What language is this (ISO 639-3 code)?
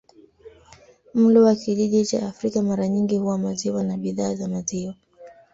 swa